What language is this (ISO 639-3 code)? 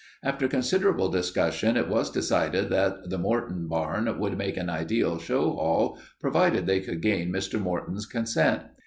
eng